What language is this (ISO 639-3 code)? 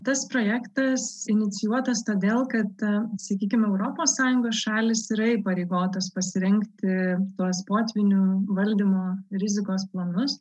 lit